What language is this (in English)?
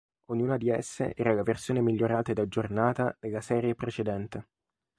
Italian